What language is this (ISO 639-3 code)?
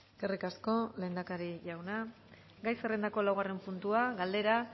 eus